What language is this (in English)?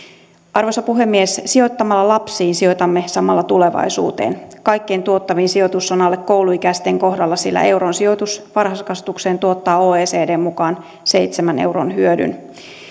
Finnish